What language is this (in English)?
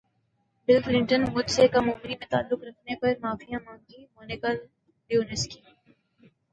Urdu